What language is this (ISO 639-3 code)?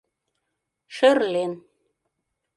chm